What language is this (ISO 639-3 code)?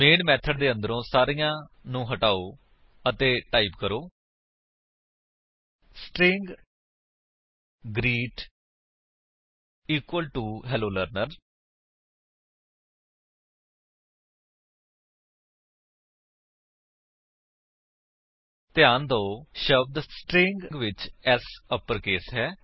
pan